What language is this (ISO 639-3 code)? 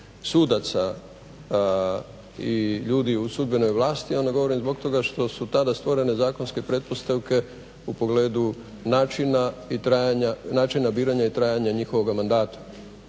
hrv